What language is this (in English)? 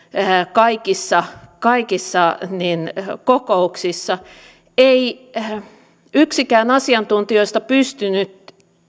Finnish